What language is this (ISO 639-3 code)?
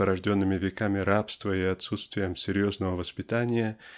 rus